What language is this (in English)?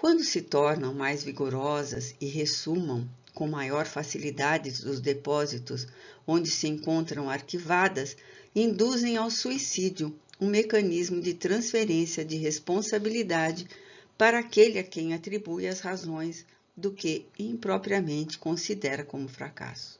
Portuguese